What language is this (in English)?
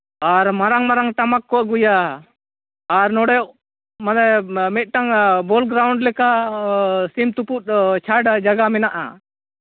Santali